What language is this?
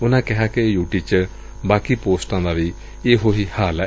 Punjabi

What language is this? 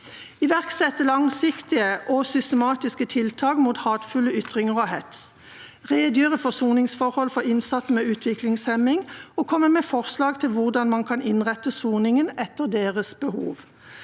Norwegian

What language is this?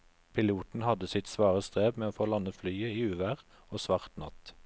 Norwegian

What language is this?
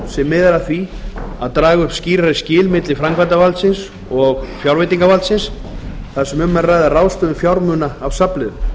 Icelandic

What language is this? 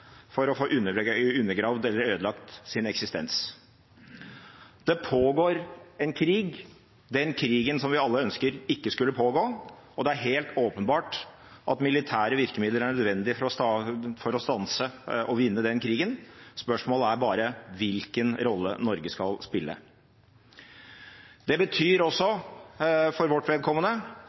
Norwegian Bokmål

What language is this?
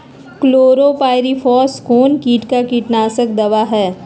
Magahi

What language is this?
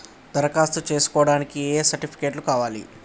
Telugu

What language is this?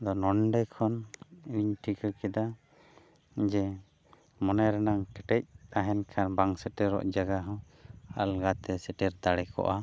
Santali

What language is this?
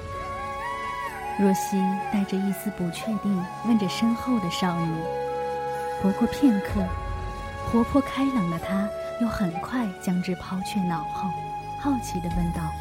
Chinese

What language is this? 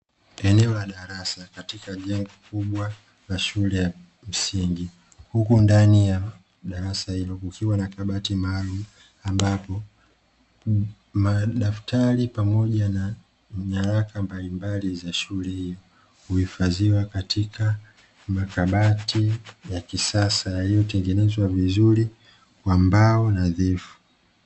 Swahili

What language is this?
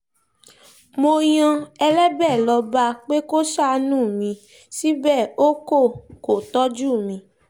Yoruba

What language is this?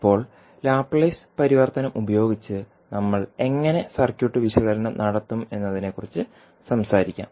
Malayalam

